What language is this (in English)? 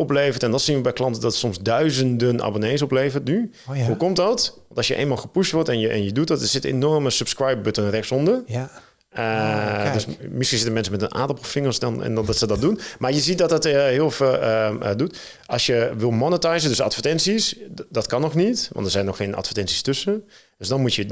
Dutch